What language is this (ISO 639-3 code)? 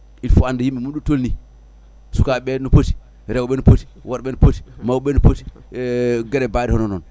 ful